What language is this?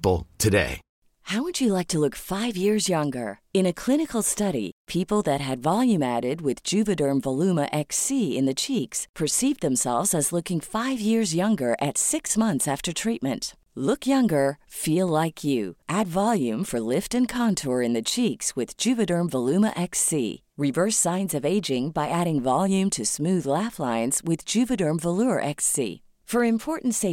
Swedish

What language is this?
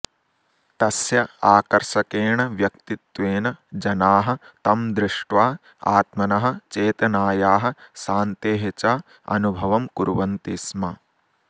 Sanskrit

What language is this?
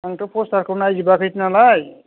Bodo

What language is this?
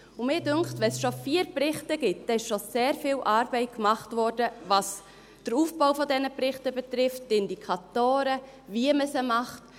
Swiss German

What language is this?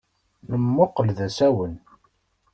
Kabyle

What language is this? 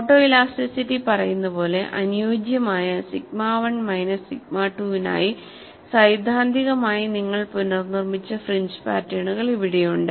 Malayalam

